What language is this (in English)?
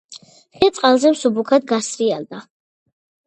Georgian